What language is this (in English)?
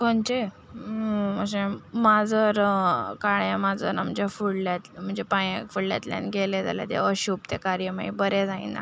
Konkani